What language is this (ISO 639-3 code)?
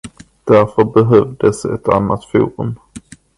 swe